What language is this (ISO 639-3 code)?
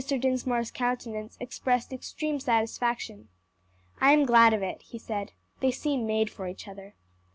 eng